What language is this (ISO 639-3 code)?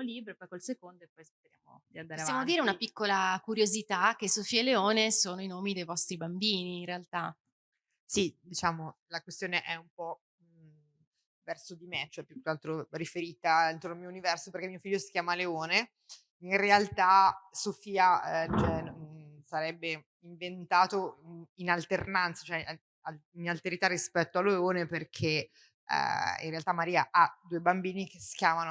ita